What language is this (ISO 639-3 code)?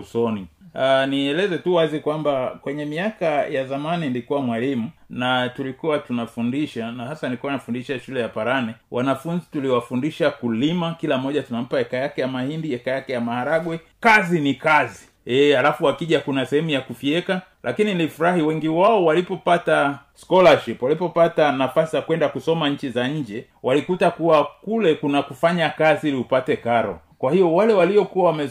swa